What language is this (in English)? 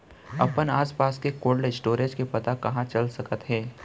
Chhattisgarhi